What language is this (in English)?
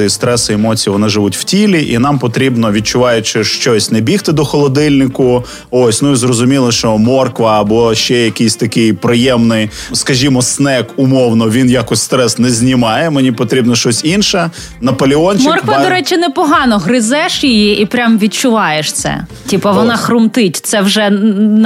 Ukrainian